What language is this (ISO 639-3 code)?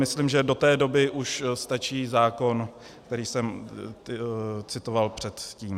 ces